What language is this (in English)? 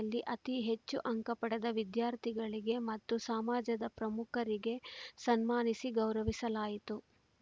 Kannada